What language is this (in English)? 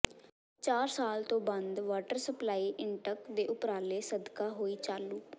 Punjabi